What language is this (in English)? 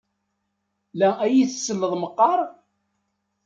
Kabyle